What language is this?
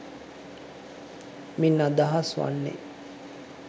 Sinhala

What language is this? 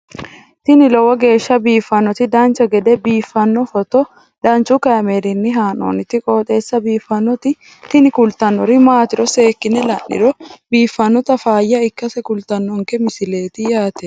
Sidamo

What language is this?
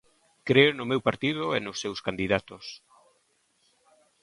Galician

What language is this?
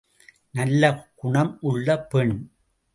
Tamil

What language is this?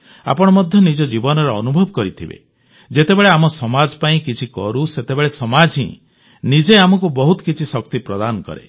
Odia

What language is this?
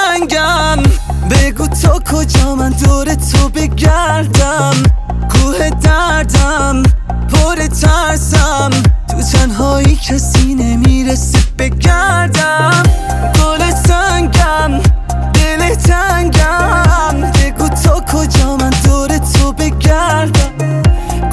Persian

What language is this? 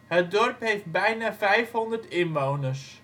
Dutch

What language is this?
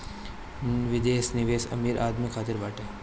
Bhojpuri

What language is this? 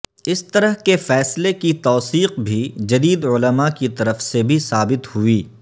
Urdu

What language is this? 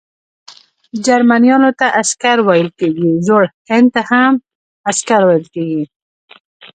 Pashto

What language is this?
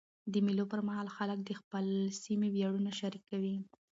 Pashto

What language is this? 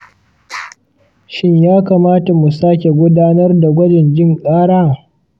Hausa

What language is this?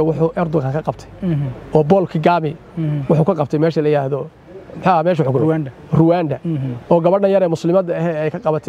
Arabic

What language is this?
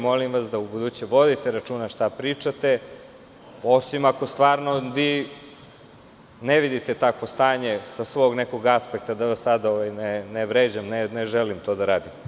Serbian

